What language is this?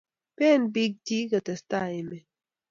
Kalenjin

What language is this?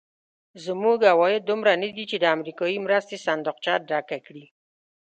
Pashto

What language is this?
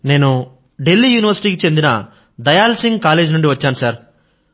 Telugu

